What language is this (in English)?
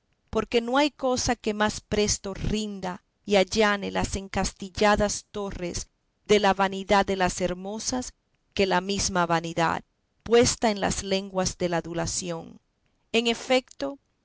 Spanish